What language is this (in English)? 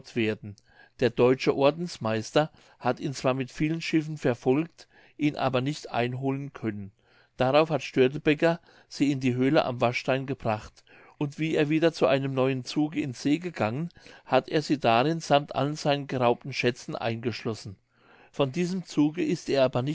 German